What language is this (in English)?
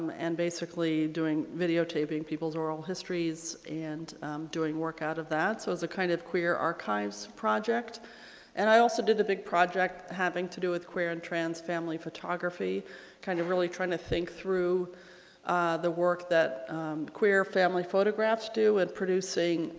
English